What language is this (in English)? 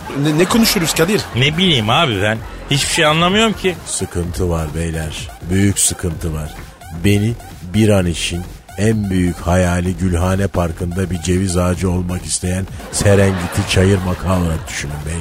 Turkish